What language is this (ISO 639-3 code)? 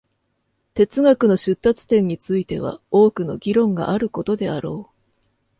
jpn